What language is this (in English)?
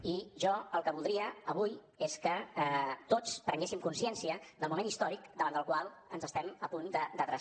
Catalan